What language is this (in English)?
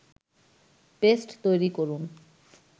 Bangla